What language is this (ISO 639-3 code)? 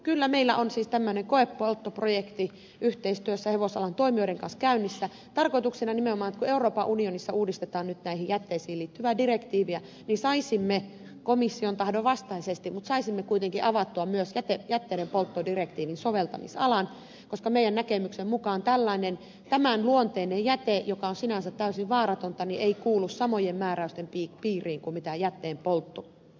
fin